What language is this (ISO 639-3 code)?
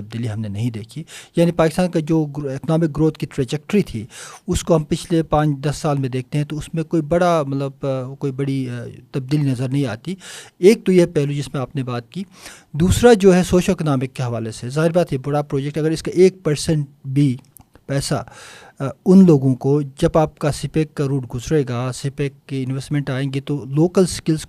urd